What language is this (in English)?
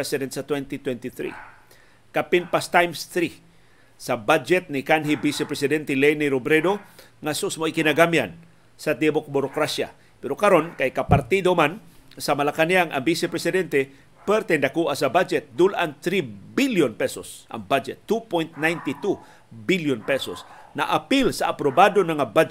Filipino